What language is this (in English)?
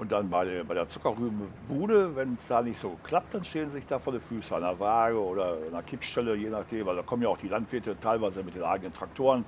German